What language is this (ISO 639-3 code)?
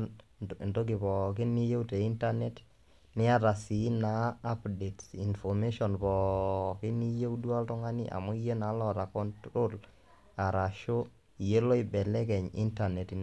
mas